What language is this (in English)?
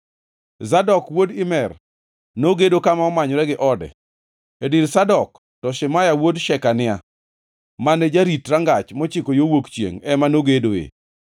Luo (Kenya and Tanzania)